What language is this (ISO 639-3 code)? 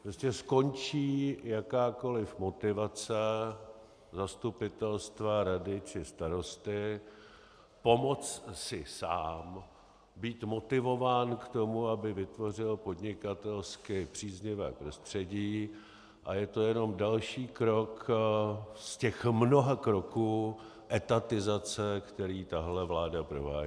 ces